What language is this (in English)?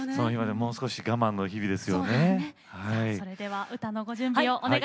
Japanese